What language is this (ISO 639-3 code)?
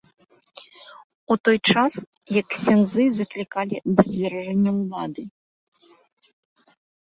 bel